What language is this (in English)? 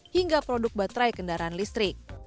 Indonesian